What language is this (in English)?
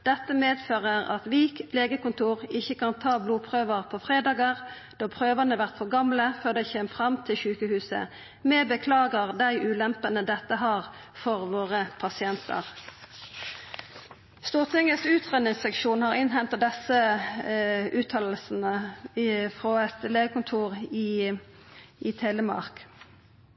Norwegian Nynorsk